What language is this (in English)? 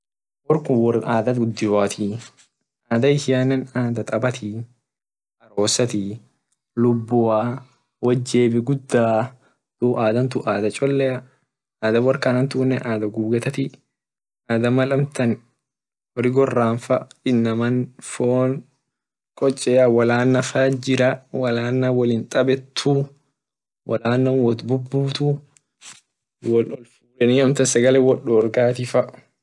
Orma